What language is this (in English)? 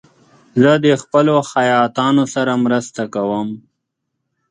Pashto